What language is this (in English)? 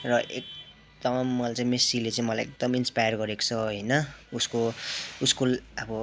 Nepali